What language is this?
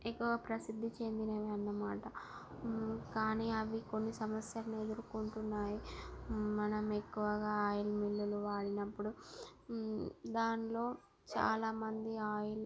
Telugu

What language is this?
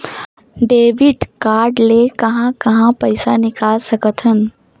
Chhattisgarhi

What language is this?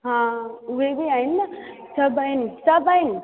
Sindhi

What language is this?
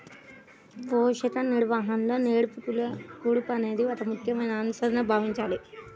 Telugu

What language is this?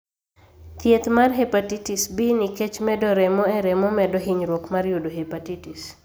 Luo (Kenya and Tanzania)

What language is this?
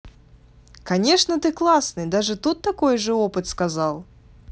Russian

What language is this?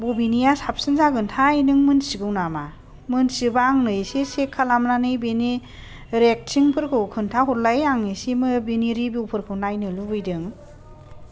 Bodo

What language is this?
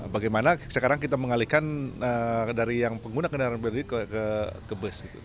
Indonesian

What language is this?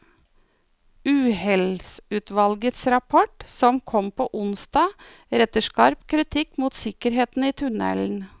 Norwegian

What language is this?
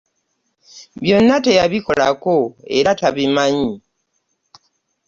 Ganda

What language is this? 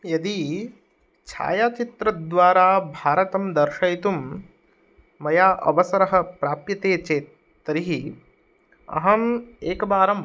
Sanskrit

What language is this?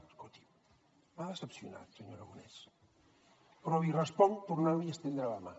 Catalan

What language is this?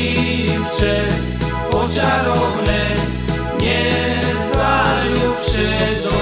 Slovak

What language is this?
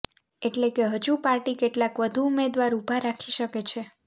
Gujarati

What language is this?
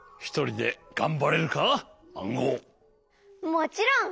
Japanese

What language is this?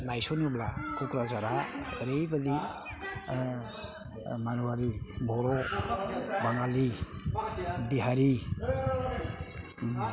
Bodo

